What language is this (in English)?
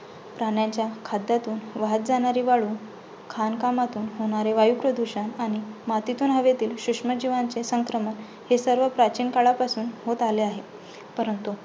Marathi